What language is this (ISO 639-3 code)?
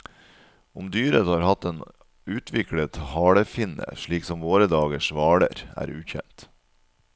nor